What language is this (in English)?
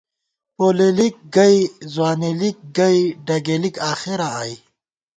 Gawar-Bati